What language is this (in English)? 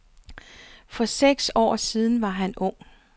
Danish